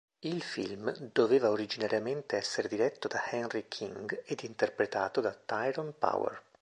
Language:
Italian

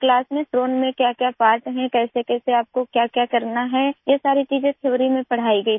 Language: Hindi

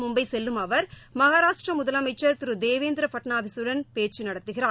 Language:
Tamil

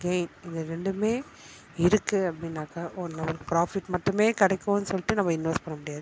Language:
Tamil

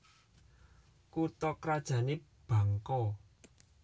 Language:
Javanese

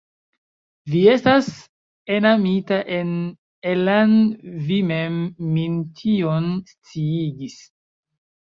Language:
Esperanto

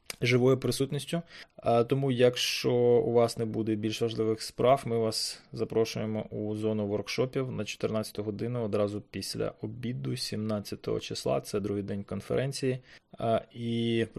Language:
Ukrainian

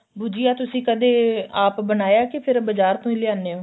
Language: Punjabi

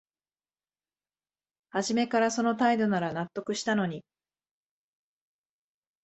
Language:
Japanese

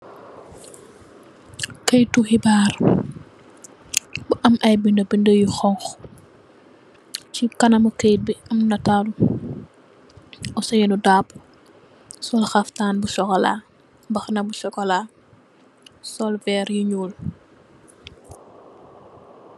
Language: Wolof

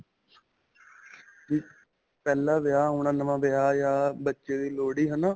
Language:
Punjabi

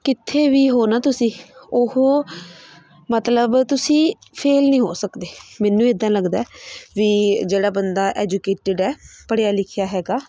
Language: Punjabi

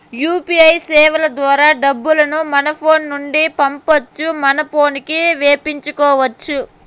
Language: Telugu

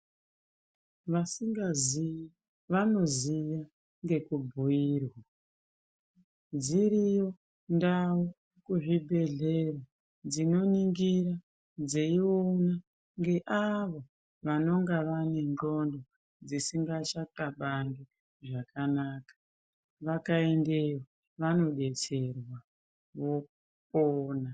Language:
Ndau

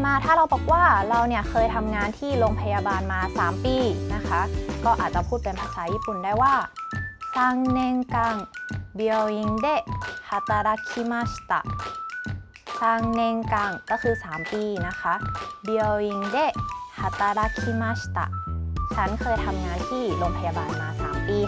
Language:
Thai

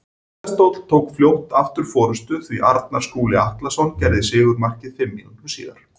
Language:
Icelandic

